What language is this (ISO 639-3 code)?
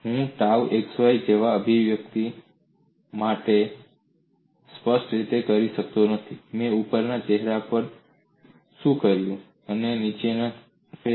guj